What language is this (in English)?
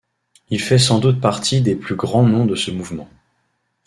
French